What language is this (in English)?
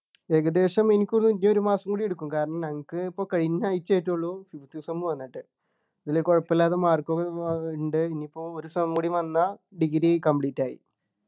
Malayalam